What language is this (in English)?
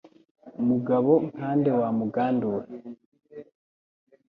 Kinyarwanda